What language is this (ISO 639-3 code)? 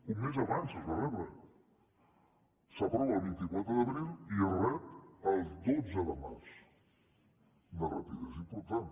cat